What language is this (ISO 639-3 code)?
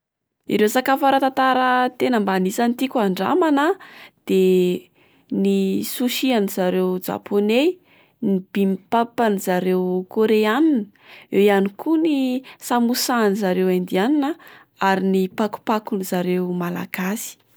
mlg